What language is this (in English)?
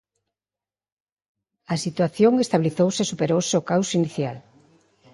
Galician